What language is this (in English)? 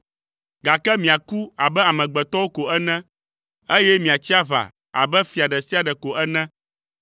Ewe